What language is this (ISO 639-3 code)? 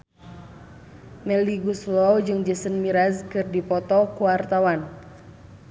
sun